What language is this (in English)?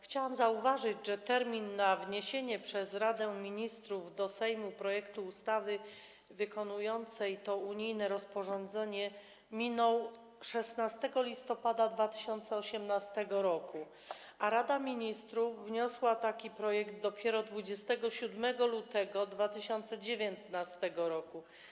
Polish